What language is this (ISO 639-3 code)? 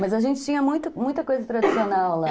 por